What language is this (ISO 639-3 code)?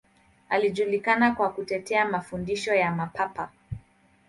swa